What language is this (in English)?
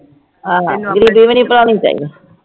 Punjabi